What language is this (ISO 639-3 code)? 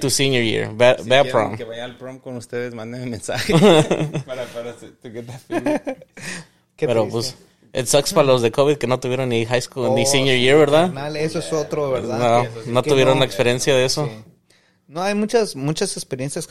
spa